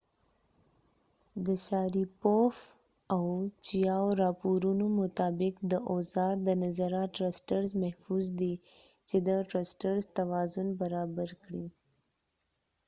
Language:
Pashto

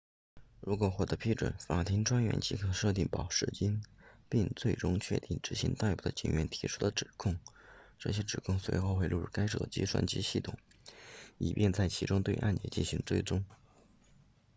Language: Chinese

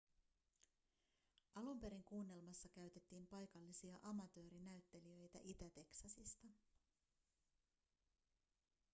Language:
Finnish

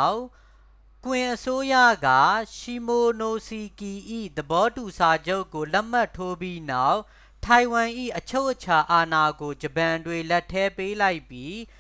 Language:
Burmese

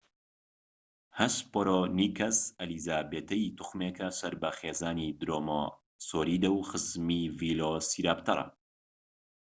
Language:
Central Kurdish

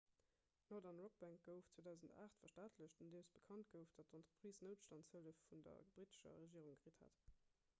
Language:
Luxembourgish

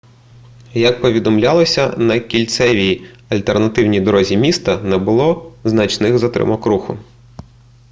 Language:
Ukrainian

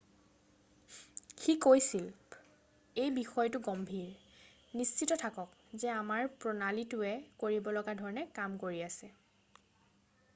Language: Assamese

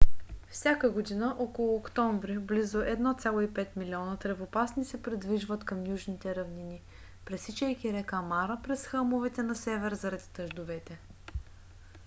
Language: Bulgarian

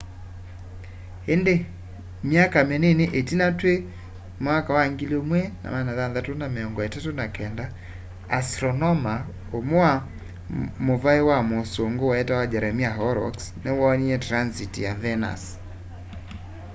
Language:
Kamba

